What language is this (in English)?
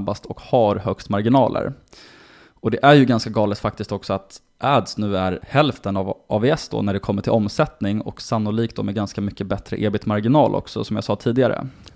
Swedish